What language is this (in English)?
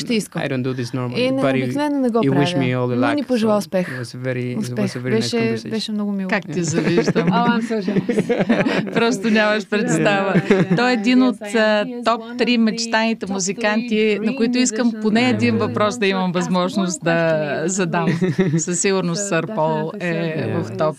Bulgarian